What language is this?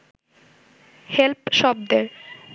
Bangla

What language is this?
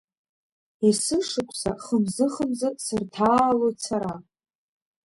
Abkhazian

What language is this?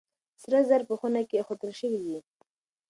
Pashto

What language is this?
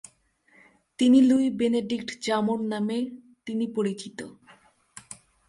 Bangla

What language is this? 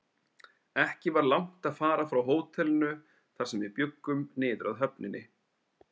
Icelandic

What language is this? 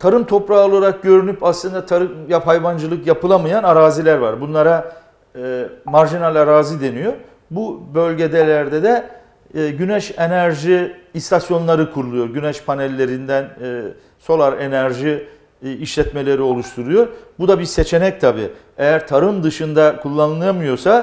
Turkish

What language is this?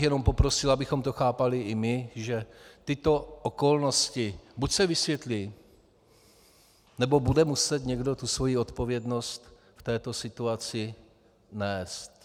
Czech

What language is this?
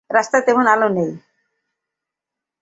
Bangla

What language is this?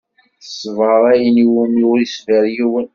Kabyle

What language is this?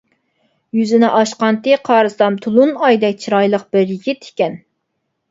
Uyghur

